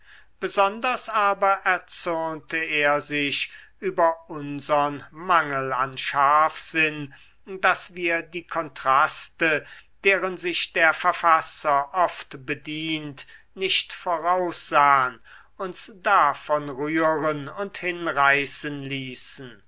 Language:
German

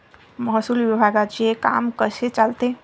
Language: Marathi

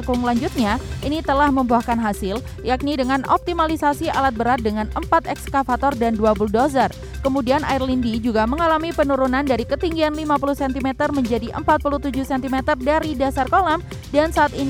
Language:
Indonesian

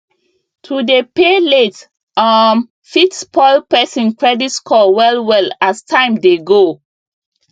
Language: Nigerian Pidgin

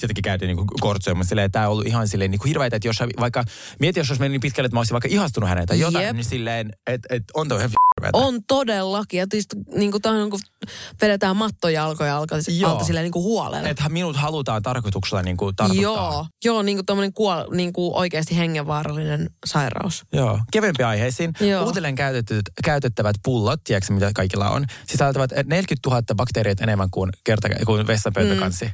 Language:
Finnish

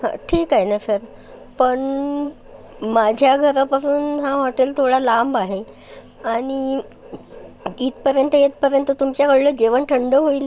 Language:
Marathi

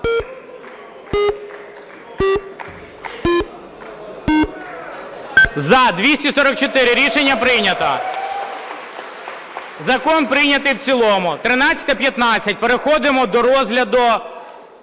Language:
Ukrainian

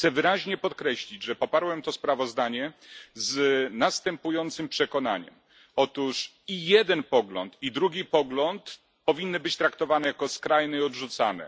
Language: Polish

